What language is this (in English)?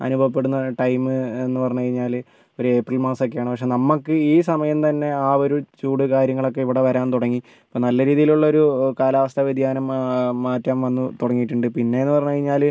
Malayalam